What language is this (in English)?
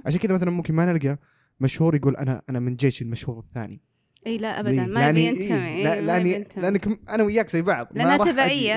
Arabic